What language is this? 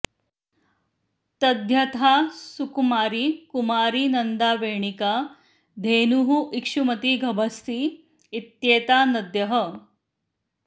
Sanskrit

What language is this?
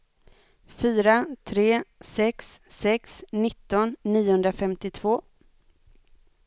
Swedish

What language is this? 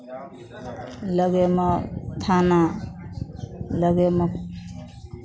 Maithili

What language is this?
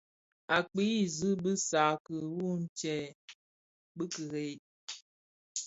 Bafia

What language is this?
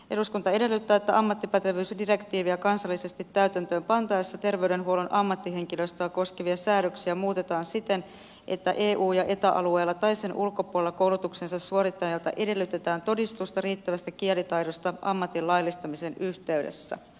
Finnish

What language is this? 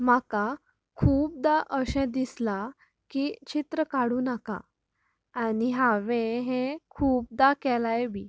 Konkani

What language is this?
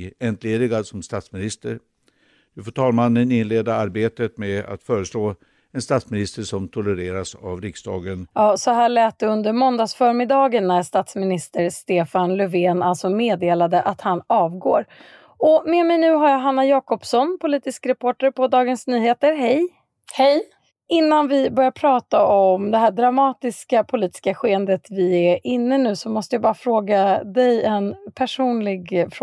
Swedish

